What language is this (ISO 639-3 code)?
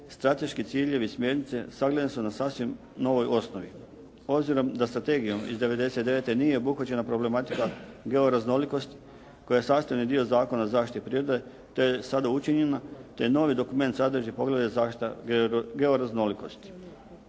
hrv